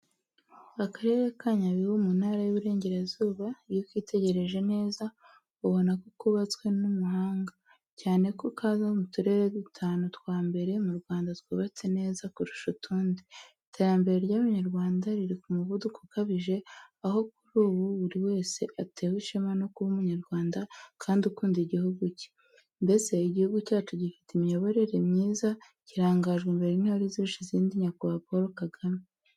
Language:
Kinyarwanda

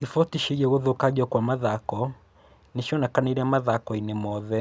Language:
Kikuyu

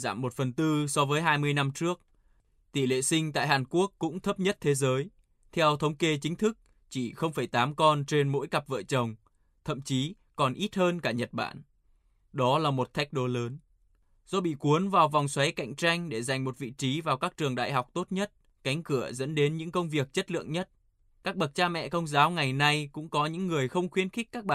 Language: Vietnamese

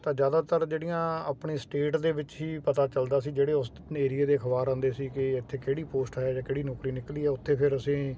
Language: Punjabi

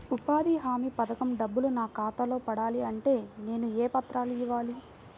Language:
Telugu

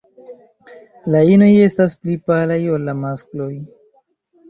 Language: Esperanto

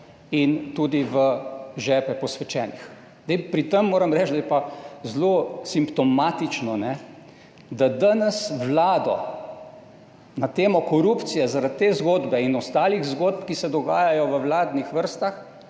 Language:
Slovenian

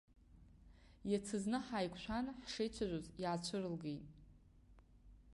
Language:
Abkhazian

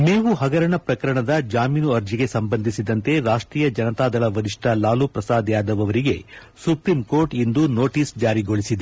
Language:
Kannada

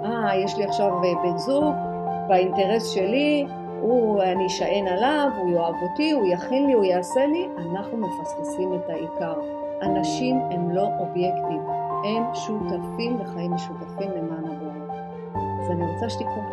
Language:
Hebrew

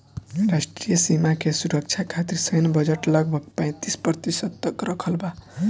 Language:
Bhojpuri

